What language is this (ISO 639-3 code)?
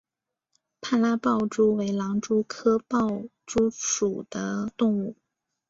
zho